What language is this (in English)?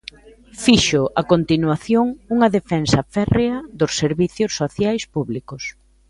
Galician